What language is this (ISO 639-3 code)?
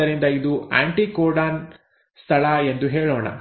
kan